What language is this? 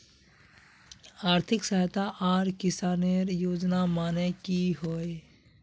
Magahi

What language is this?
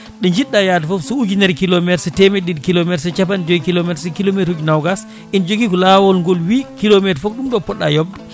Fula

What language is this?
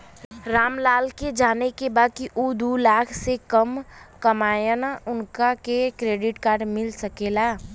Bhojpuri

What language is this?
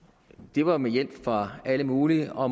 Danish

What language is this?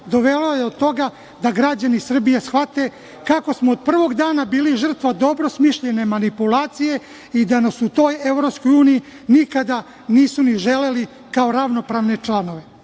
Serbian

